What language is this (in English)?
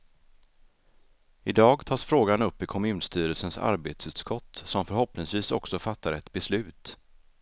Swedish